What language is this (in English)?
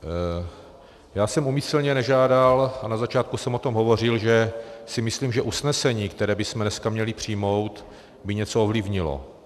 Czech